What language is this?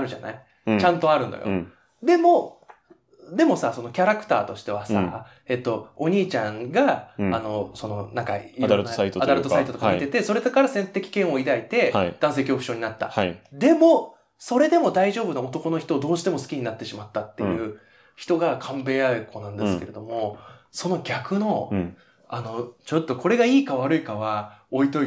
Japanese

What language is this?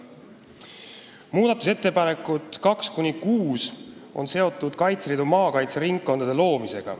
Estonian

